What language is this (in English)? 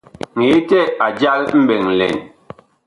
Bakoko